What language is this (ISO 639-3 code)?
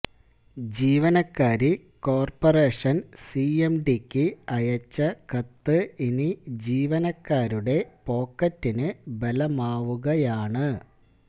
mal